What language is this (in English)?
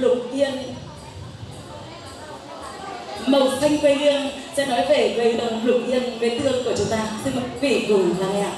Vietnamese